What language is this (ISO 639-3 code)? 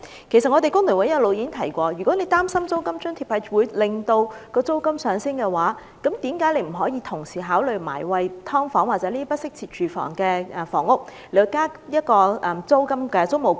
yue